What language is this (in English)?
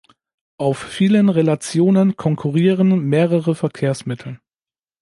German